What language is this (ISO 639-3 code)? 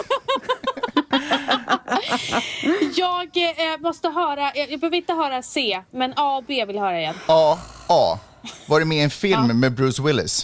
swe